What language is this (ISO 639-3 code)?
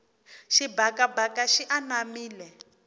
tso